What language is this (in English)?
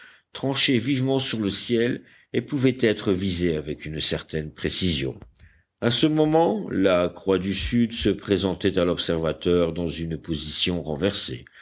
French